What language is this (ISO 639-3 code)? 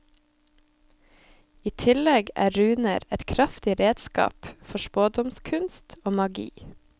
nor